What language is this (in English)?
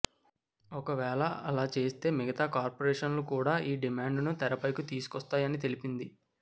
Telugu